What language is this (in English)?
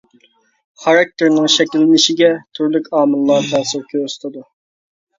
Uyghur